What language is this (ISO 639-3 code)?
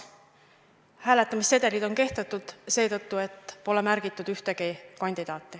est